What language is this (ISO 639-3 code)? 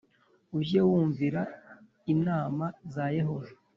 kin